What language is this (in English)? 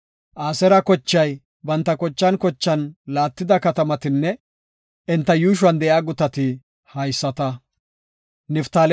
Gofa